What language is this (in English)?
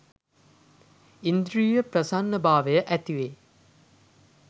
Sinhala